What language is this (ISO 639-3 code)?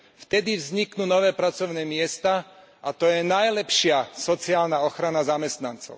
slk